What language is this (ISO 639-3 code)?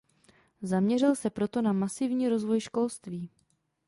ces